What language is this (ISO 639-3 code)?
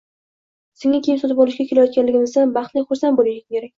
uzb